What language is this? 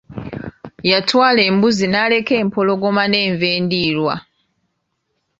Ganda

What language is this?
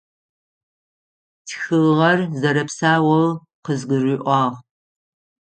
Adyghe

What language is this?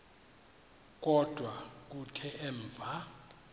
Xhosa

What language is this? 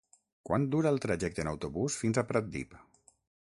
Catalan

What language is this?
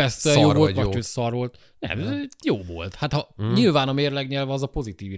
Hungarian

